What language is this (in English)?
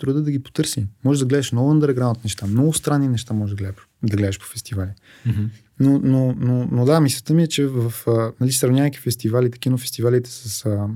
Bulgarian